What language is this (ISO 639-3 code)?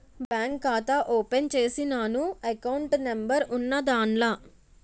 tel